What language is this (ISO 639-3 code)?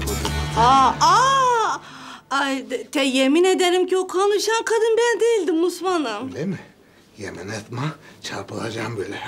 tur